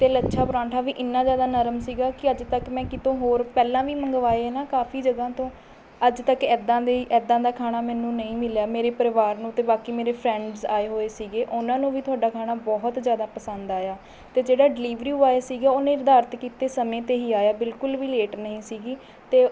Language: Punjabi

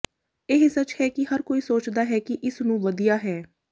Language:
Punjabi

